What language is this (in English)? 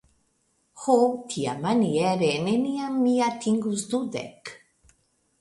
Esperanto